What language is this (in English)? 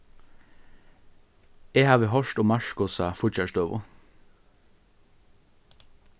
Faroese